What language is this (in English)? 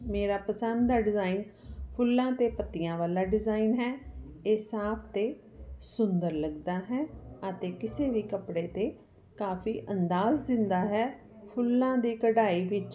Punjabi